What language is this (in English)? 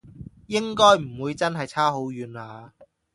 Cantonese